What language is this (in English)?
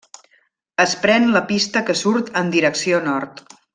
Catalan